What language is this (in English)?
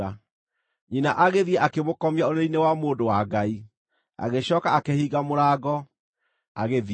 Kikuyu